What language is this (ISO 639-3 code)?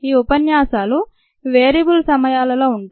tel